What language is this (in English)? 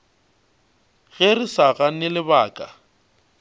Northern Sotho